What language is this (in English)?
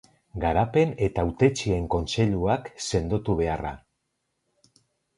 Basque